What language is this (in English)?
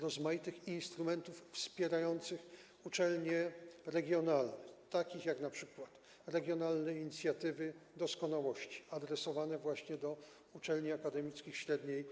Polish